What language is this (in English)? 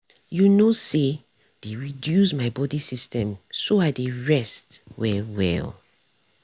Nigerian Pidgin